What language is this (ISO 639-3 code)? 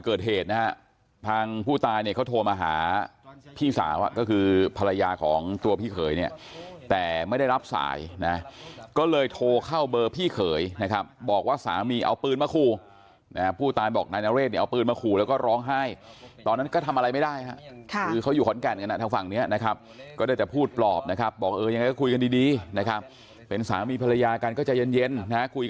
tha